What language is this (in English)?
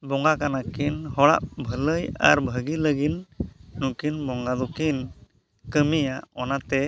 Santali